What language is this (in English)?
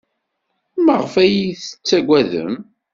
Kabyle